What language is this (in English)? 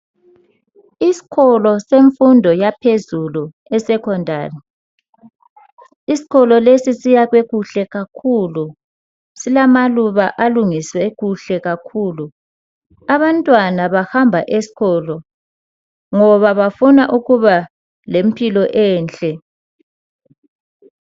North Ndebele